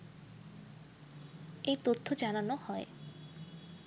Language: Bangla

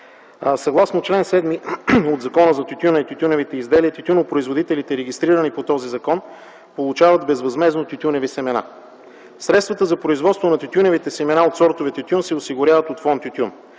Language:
Bulgarian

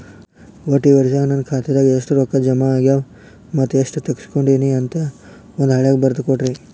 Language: Kannada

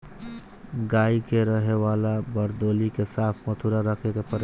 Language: Bhojpuri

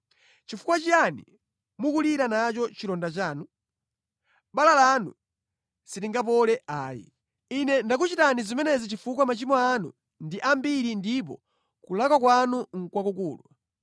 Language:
Nyanja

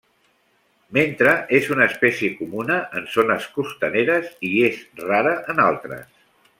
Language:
Catalan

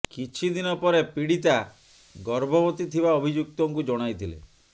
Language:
Odia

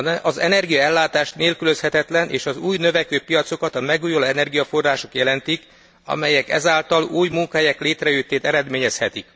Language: Hungarian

